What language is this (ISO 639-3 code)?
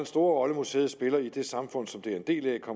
dan